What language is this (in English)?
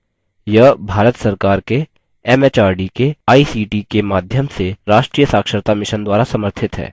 Hindi